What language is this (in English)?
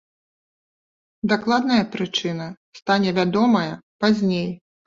Belarusian